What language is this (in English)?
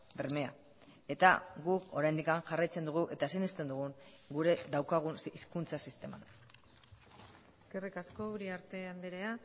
Basque